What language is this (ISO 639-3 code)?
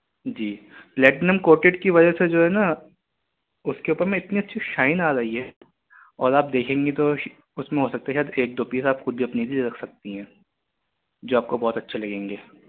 urd